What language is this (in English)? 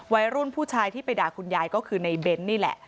Thai